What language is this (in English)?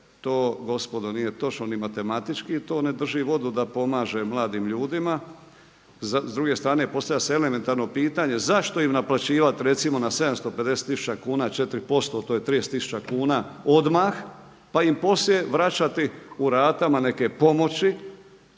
Croatian